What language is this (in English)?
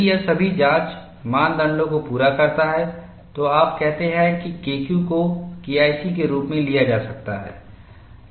Hindi